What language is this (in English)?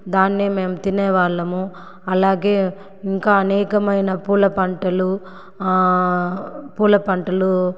Telugu